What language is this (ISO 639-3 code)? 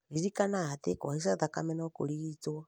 kik